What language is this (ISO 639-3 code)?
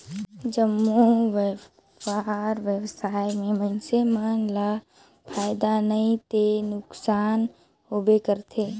hne